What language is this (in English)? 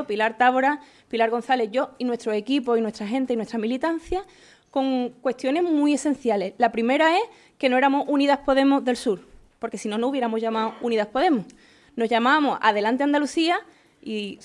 Spanish